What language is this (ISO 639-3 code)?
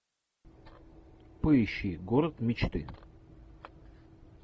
rus